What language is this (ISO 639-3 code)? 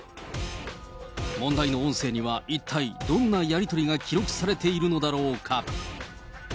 jpn